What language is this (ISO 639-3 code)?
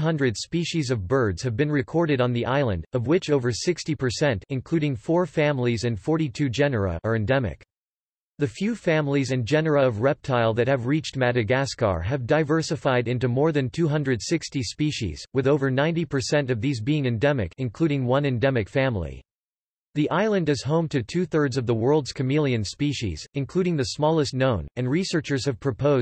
eng